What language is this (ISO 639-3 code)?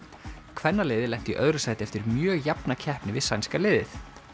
isl